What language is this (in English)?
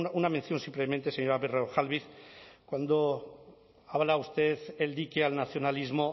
Spanish